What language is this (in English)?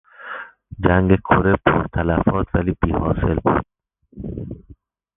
Persian